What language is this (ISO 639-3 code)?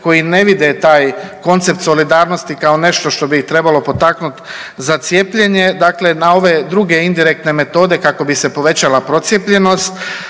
hrv